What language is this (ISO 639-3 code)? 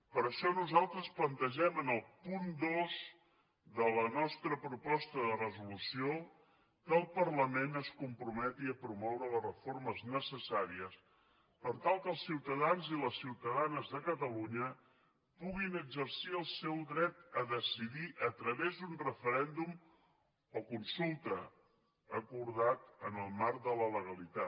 cat